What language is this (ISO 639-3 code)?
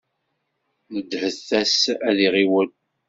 kab